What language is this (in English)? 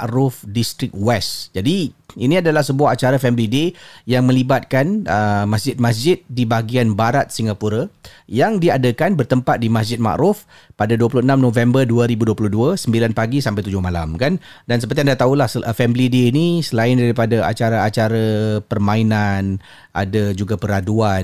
Malay